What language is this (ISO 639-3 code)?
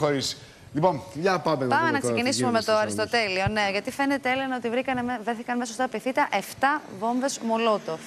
ell